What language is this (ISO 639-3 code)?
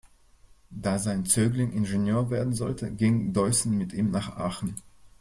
deu